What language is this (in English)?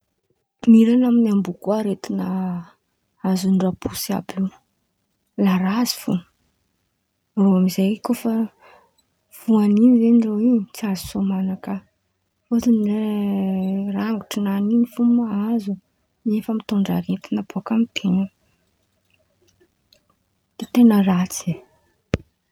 Antankarana Malagasy